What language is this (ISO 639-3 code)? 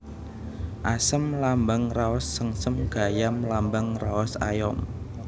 jav